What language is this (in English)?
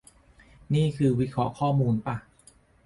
Thai